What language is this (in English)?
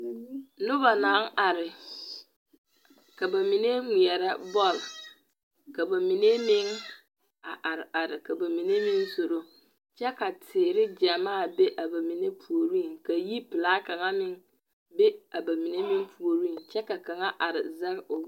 Southern Dagaare